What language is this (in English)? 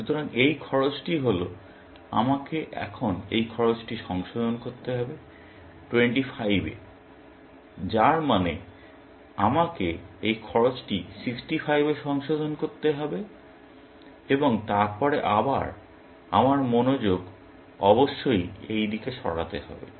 Bangla